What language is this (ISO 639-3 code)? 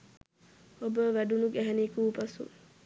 sin